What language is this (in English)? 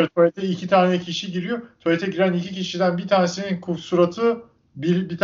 Turkish